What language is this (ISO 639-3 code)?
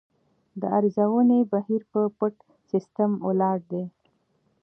pus